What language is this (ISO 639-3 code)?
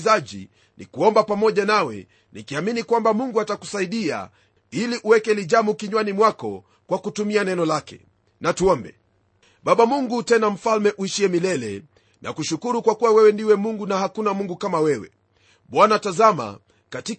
swa